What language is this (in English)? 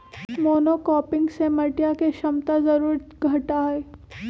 Magahi